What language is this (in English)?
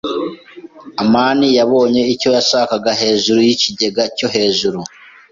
Kinyarwanda